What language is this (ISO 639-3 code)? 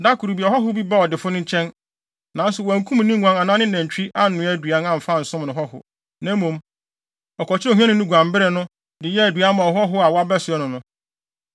aka